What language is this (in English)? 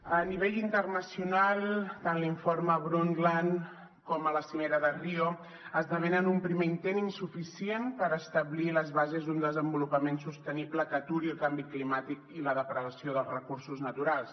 Catalan